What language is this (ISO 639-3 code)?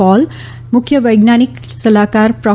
guj